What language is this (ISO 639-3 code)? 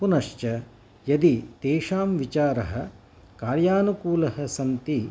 san